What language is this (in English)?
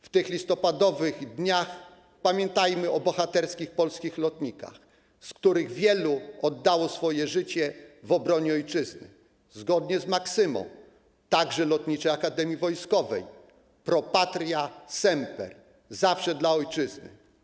Polish